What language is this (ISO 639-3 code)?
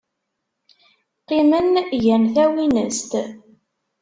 kab